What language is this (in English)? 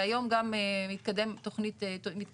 Hebrew